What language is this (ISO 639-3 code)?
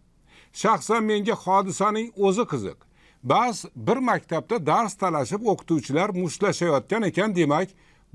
tur